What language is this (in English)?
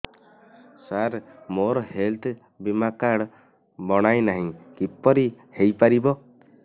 Odia